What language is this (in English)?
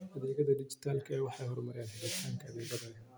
Somali